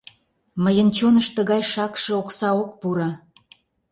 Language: Mari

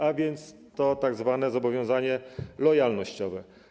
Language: Polish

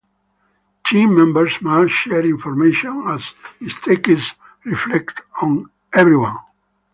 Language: English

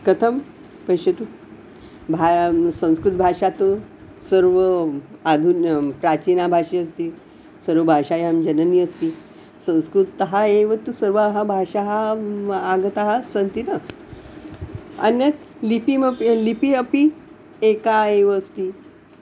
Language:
Sanskrit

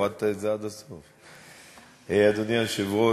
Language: Hebrew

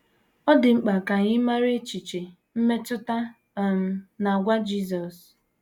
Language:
Igbo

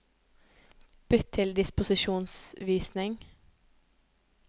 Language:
Norwegian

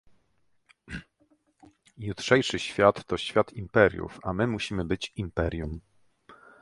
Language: Polish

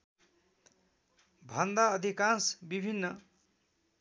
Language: Nepali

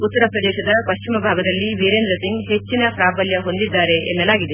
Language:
Kannada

